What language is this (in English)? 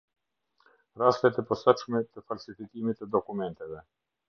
Albanian